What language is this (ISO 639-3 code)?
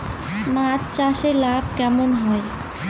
ben